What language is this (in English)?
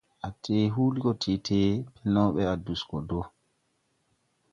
Tupuri